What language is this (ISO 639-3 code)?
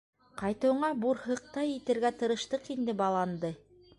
bak